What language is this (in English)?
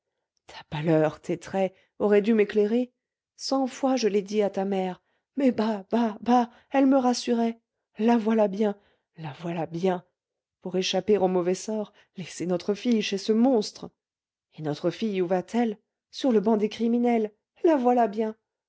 French